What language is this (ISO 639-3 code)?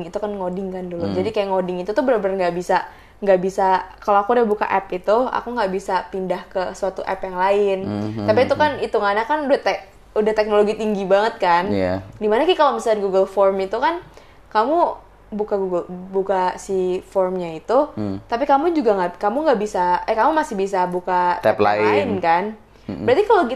ind